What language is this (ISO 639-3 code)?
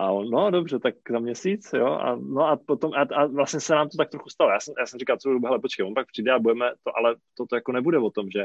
ces